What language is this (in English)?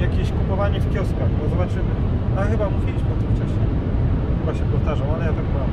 Polish